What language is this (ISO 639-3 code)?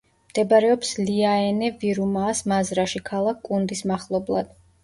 kat